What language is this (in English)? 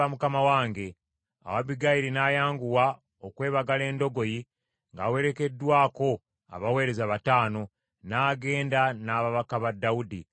Ganda